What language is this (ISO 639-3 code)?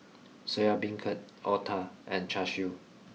eng